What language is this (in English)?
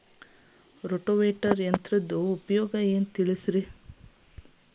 Kannada